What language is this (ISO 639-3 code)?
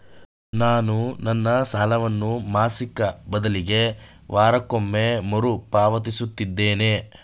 kan